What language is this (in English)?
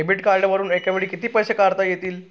Marathi